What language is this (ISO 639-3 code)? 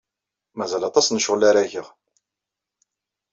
kab